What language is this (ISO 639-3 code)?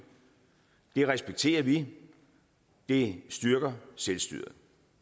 dan